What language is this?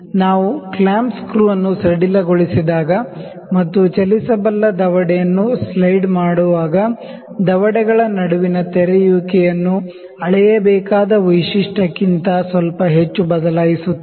Kannada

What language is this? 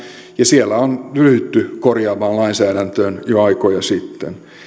Finnish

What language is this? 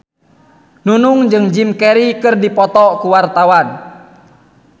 Sundanese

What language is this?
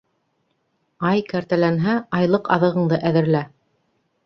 Bashkir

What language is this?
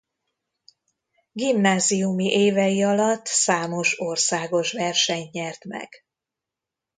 Hungarian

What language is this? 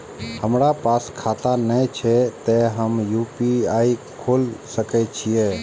Maithili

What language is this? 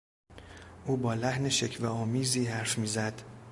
Persian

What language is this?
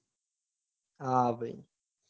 Gujarati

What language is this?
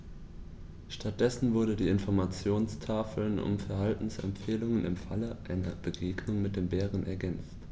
German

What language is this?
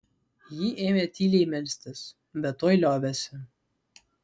Lithuanian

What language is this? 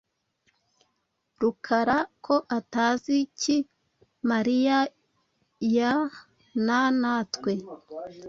Kinyarwanda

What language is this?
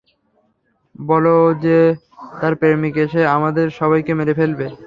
Bangla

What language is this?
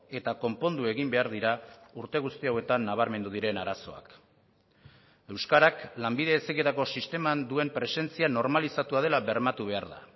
Basque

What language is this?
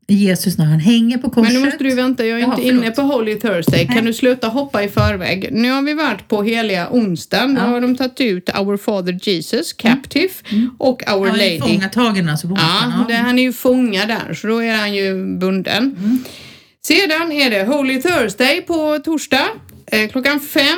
Swedish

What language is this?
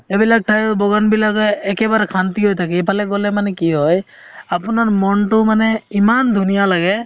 Assamese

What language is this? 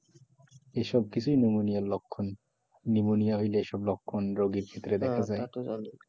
Bangla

